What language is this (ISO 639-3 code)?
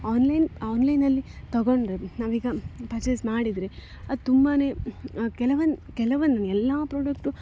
kan